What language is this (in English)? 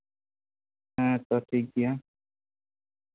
Santali